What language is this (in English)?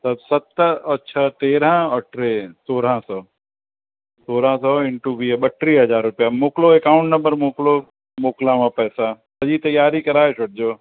Sindhi